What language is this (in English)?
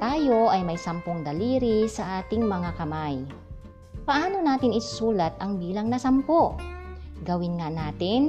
Filipino